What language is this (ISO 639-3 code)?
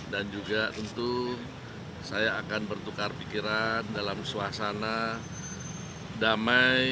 ind